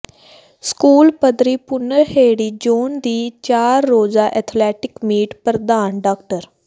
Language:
Punjabi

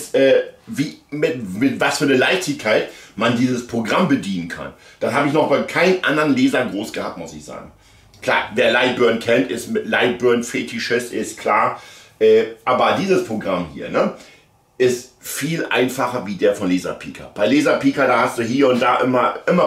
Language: German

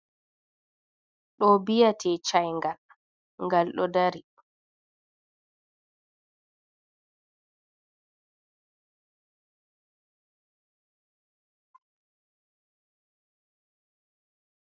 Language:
Fula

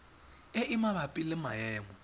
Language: Tswana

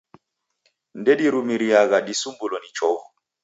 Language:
Taita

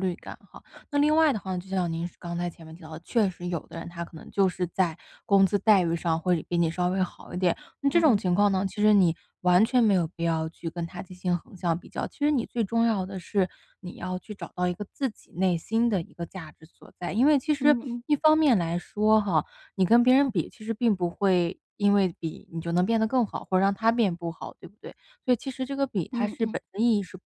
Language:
Chinese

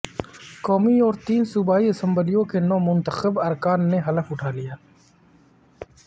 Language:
Urdu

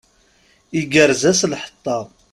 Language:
Kabyle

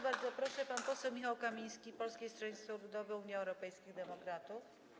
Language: Polish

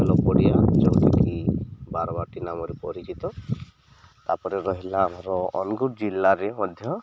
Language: Odia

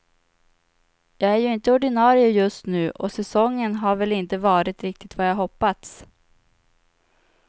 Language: Swedish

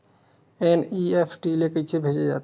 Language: Chhattisgarhi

